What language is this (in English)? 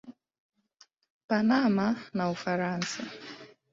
Swahili